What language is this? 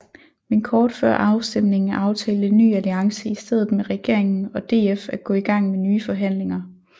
Danish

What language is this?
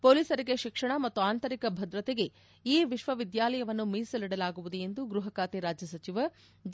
Kannada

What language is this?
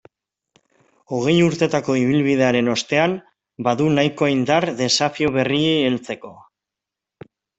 Basque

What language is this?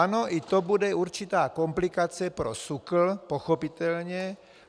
Czech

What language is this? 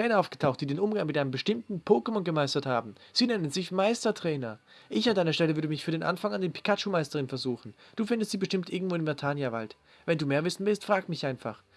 German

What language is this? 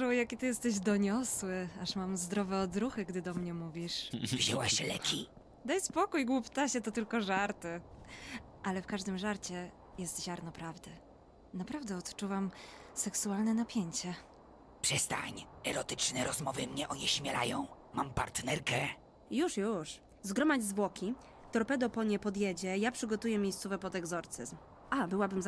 Polish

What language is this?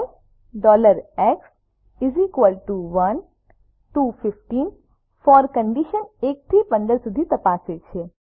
Gujarati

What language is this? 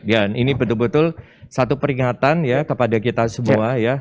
Indonesian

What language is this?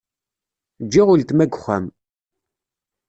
Kabyle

